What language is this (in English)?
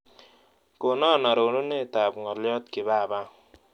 Kalenjin